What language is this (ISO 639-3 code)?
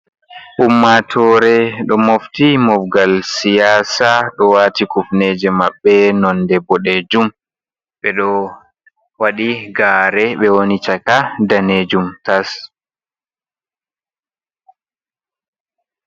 ful